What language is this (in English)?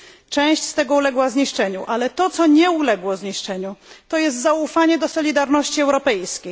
Polish